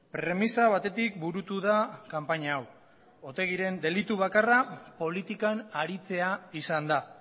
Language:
Basque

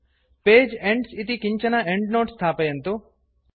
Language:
Sanskrit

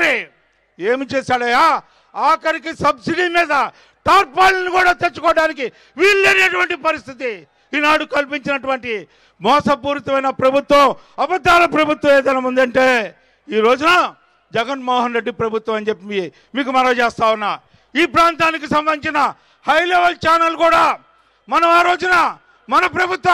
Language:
Telugu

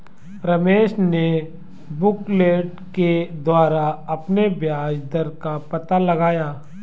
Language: Hindi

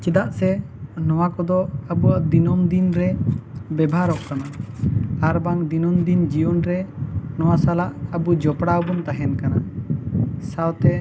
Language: Santali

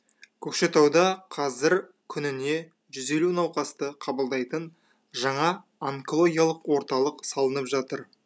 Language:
Kazakh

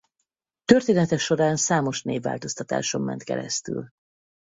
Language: Hungarian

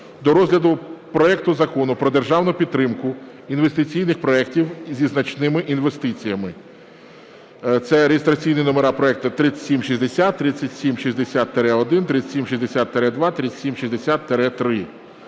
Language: Ukrainian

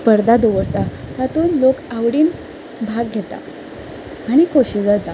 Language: Konkani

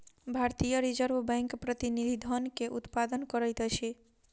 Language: Maithili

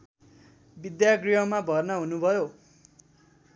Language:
Nepali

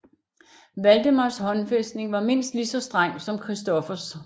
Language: Danish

